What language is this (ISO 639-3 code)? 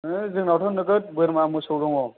brx